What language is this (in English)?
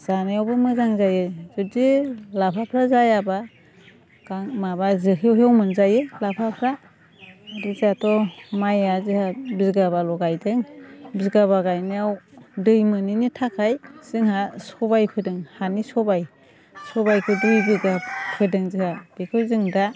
Bodo